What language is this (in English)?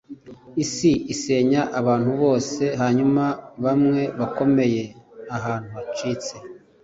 Kinyarwanda